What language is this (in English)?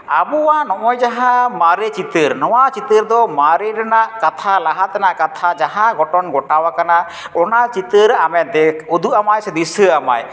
Santali